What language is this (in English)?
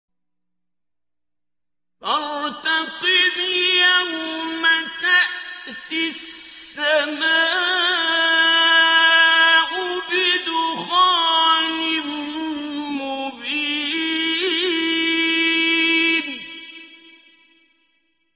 Arabic